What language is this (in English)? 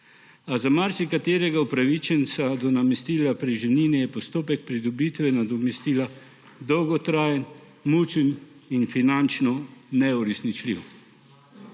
Slovenian